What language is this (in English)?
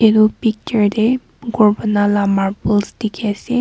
Naga Pidgin